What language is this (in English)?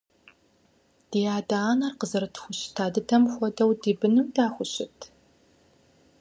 Kabardian